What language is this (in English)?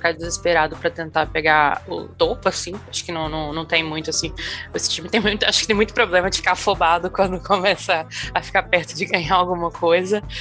Portuguese